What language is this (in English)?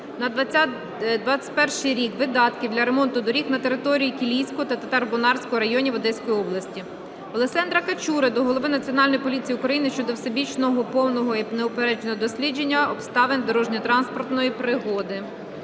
Ukrainian